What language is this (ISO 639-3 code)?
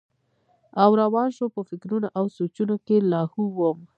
pus